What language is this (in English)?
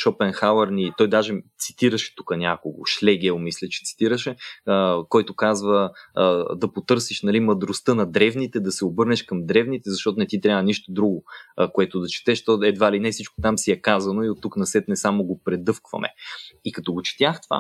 Bulgarian